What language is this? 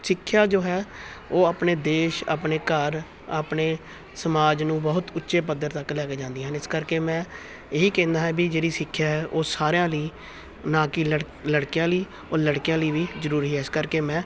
Punjabi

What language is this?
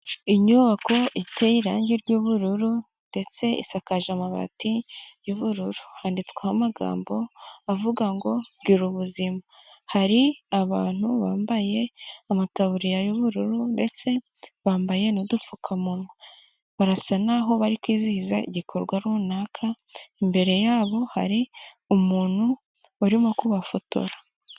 Kinyarwanda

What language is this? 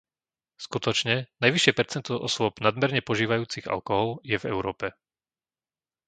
Slovak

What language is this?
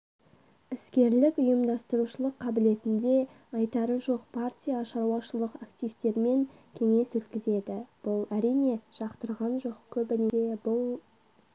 Kazakh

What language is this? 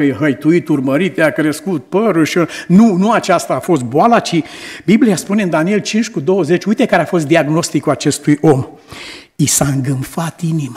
Romanian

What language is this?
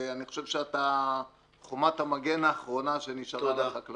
Hebrew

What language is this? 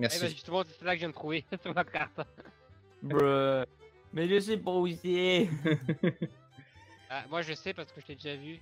French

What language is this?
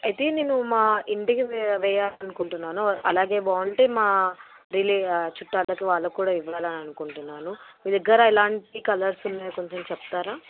Telugu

